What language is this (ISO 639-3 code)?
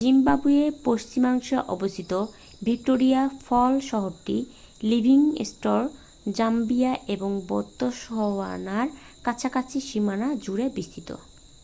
ben